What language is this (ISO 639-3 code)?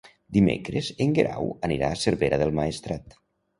cat